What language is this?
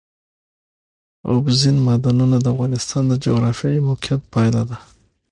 Pashto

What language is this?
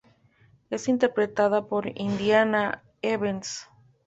Spanish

